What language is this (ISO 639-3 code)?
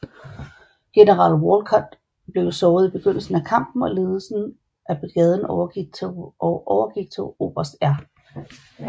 dan